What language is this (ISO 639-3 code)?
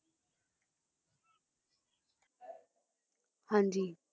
pan